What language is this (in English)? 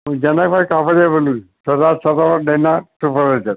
Gujarati